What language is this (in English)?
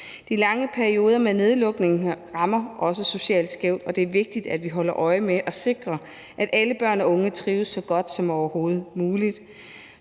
Danish